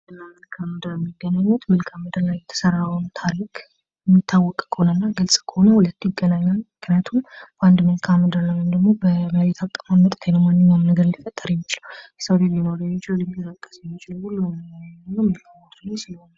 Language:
Amharic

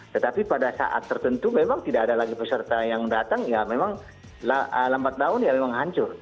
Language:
Indonesian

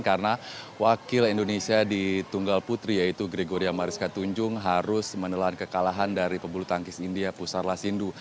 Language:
Indonesian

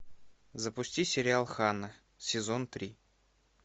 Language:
Russian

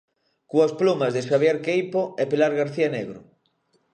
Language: Galician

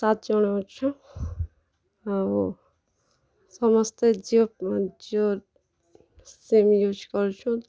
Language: Odia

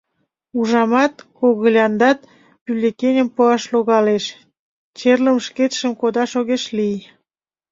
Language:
Mari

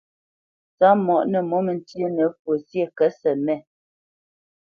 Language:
Bamenyam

